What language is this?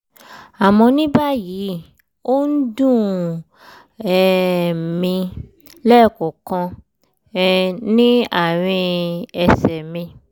Yoruba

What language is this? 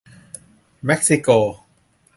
Thai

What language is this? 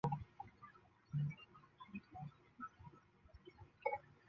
Chinese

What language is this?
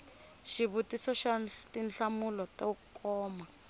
Tsonga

